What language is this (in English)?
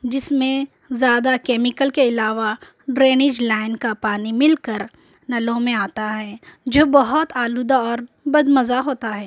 Urdu